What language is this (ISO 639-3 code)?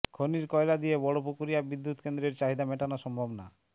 ben